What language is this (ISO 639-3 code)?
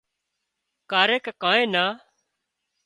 kxp